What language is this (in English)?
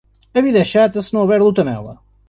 Portuguese